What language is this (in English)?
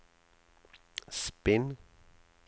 Norwegian